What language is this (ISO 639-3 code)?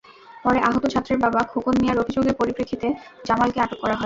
ben